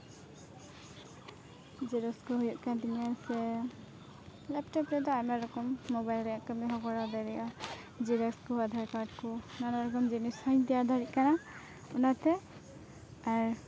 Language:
Santali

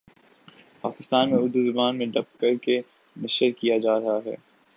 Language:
Urdu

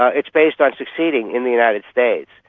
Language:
English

